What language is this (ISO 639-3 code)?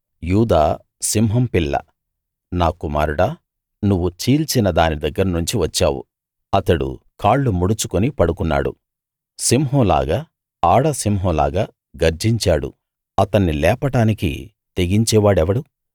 tel